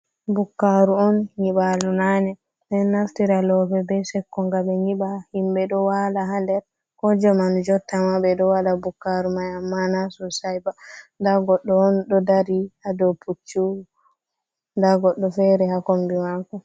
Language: Fula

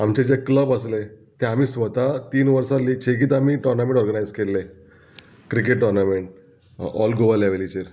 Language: Konkani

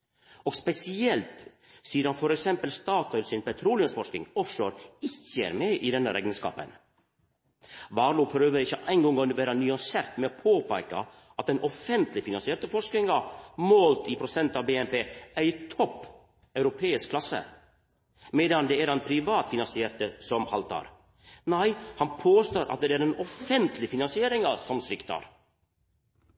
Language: Norwegian Nynorsk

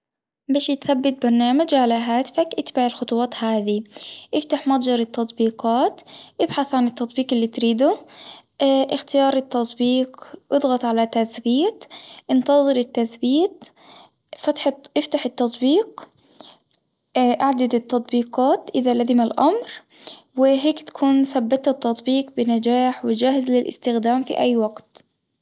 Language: Tunisian Arabic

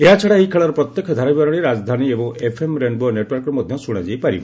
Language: Odia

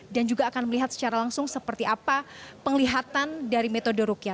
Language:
Indonesian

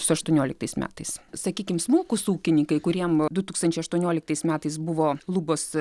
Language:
Lithuanian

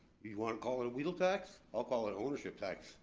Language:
English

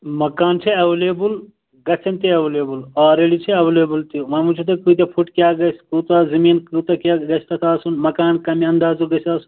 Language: Kashmiri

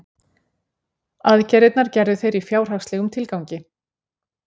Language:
Icelandic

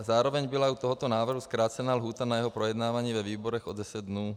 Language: Czech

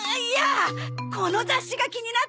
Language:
Japanese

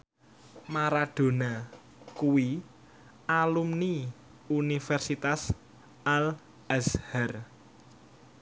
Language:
Javanese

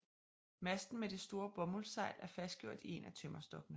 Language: Danish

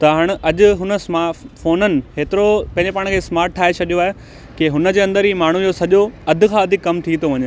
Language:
Sindhi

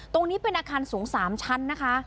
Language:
Thai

